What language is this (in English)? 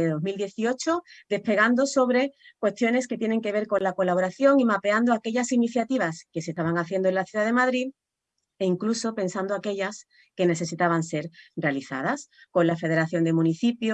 Spanish